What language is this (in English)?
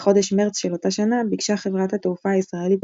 Hebrew